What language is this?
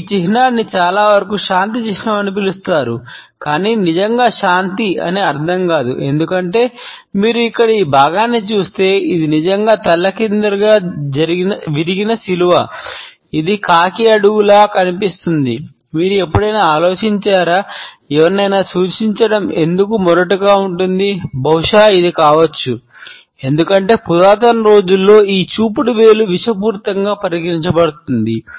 Telugu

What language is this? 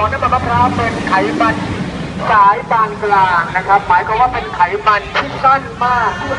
Thai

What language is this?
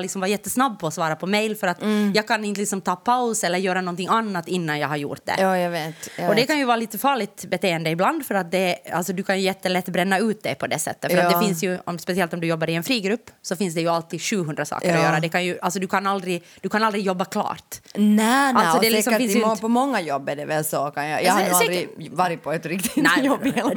Swedish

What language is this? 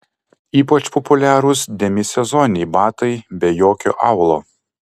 Lithuanian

